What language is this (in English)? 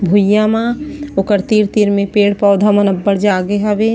Chhattisgarhi